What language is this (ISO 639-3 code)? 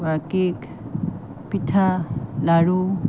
asm